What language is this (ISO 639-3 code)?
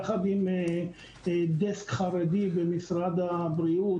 heb